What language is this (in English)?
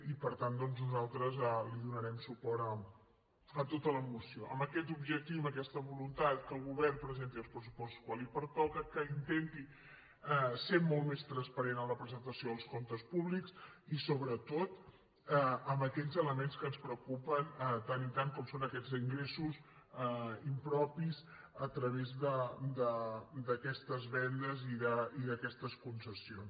Catalan